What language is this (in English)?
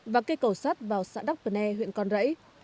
Vietnamese